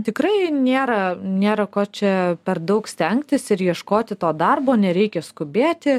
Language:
Lithuanian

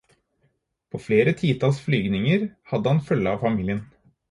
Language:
Norwegian Bokmål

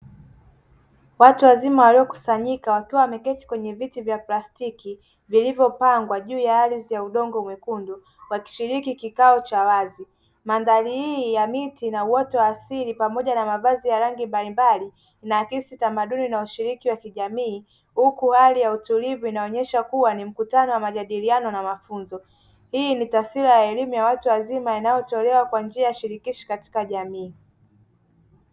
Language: Swahili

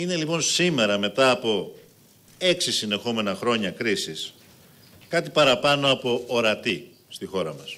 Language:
Greek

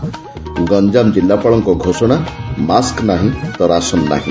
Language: Odia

